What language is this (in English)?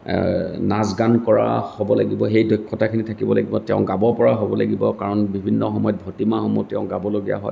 Assamese